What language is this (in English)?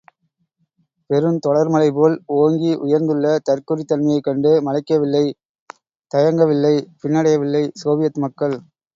Tamil